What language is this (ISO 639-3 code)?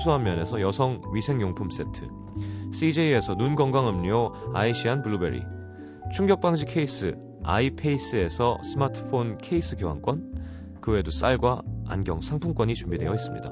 kor